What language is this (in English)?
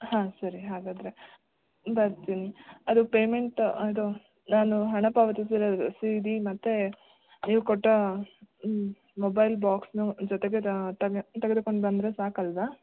Kannada